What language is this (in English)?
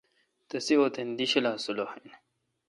Kalkoti